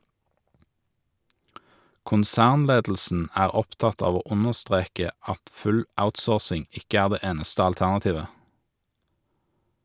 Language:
Norwegian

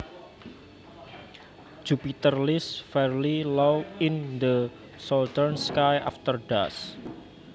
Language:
Javanese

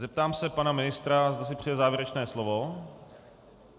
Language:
Czech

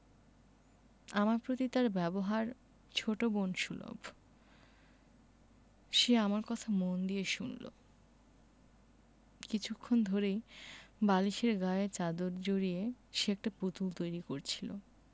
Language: Bangla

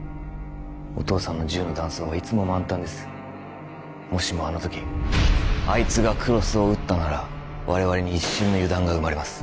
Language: Japanese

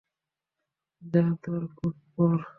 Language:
Bangla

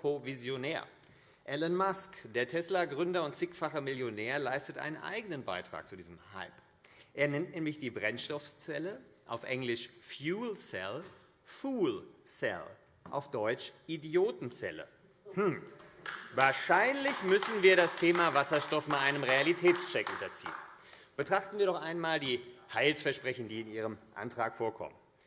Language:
German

